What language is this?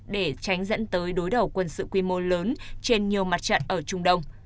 Vietnamese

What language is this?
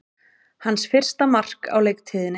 Icelandic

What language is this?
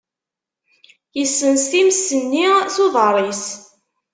Kabyle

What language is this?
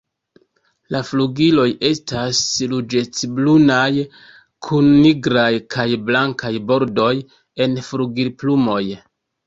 Esperanto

